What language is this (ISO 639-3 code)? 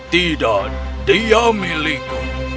ind